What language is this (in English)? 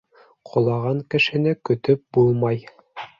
Bashkir